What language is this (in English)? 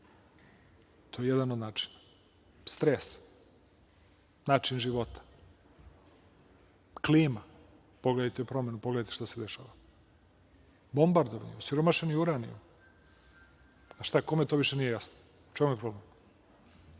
Serbian